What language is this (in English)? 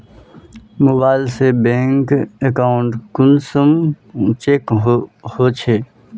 Magahi